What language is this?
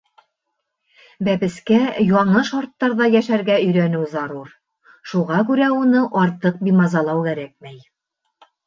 Bashkir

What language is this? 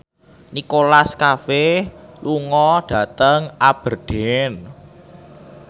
Javanese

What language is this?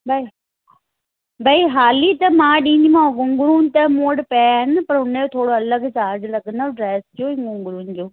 Sindhi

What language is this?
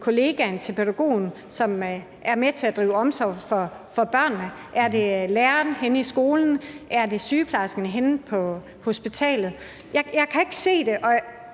Danish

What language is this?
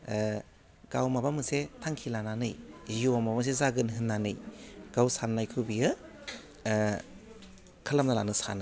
Bodo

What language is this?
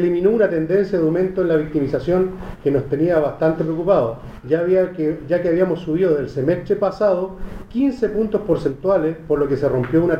Spanish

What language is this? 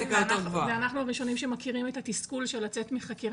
Hebrew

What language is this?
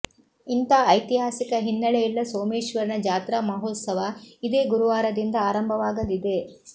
Kannada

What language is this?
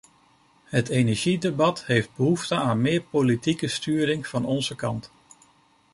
Dutch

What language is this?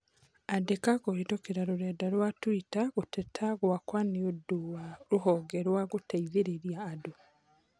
Kikuyu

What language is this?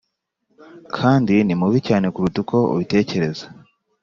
Kinyarwanda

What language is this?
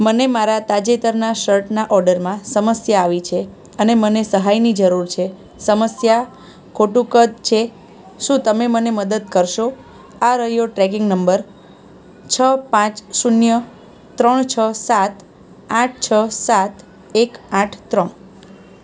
Gujarati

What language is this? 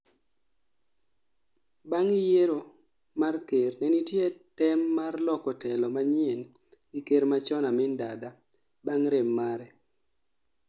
Luo (Kenya and Tanzania)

